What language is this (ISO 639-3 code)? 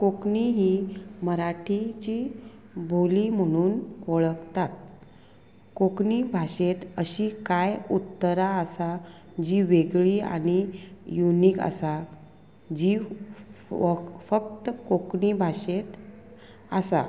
kok